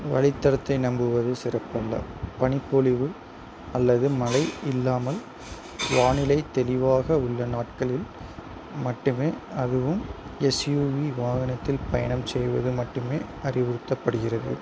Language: Tamil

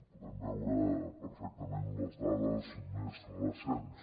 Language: Catalan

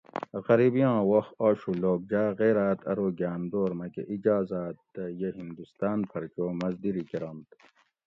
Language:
Gawri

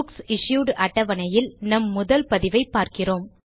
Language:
Tamil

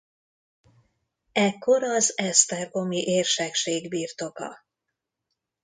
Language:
Hungarian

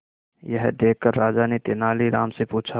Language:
Hindi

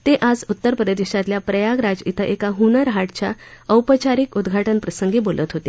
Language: Marathi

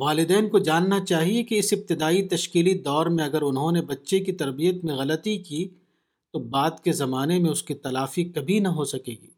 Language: Urdu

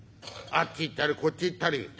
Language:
Japanese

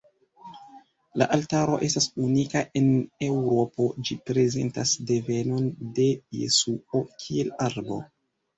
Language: Esperanto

